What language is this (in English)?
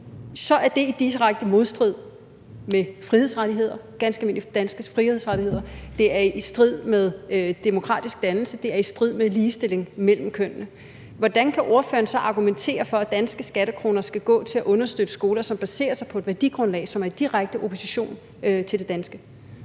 Danish